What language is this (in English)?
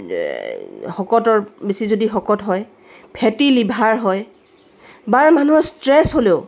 Assamese